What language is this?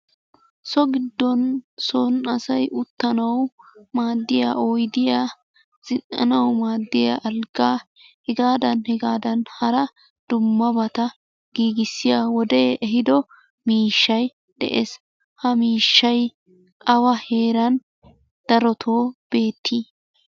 Wolaytta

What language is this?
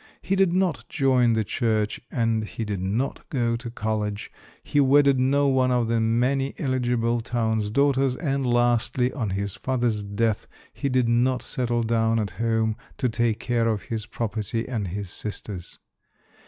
English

